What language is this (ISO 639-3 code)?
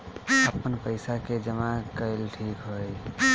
bho